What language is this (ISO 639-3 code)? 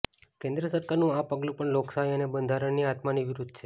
guj